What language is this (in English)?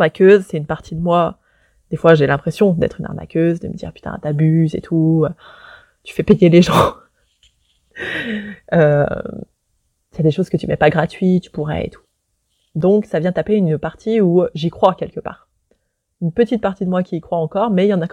French